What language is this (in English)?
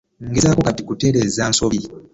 Ganda